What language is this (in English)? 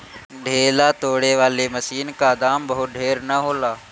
Bhojpuri